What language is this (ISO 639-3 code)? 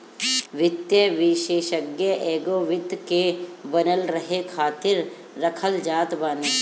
bho